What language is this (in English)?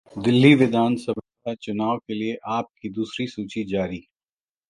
Hindi